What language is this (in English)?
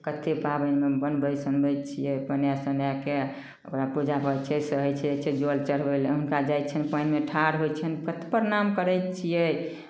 Maithili